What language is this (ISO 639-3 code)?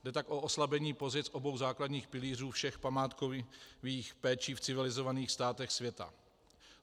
ces